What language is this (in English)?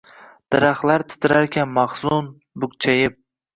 Uzbek